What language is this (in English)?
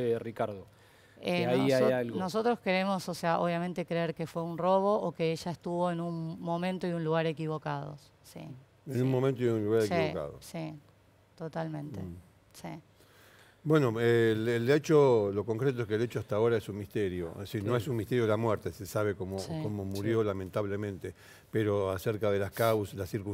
Spanish